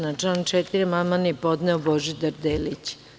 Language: Serbian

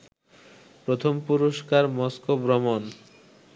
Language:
Bangla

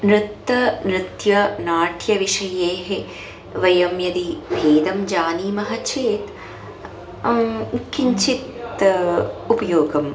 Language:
Sanskrit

